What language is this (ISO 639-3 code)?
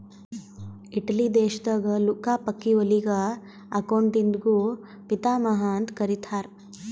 kan